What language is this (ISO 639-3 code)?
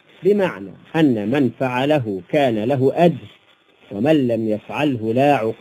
ara